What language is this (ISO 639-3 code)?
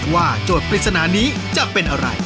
tha